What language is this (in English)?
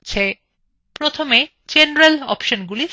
Bangla